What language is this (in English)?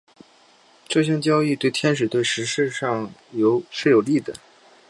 Chinese